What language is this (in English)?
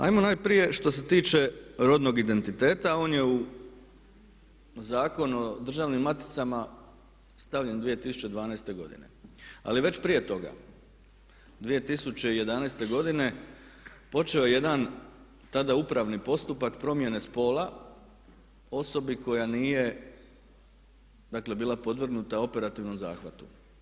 Croatian